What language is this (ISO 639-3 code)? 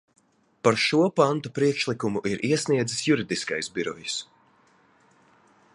lav